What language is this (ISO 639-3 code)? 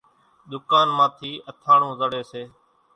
gjk